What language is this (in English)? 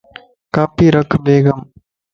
Lasi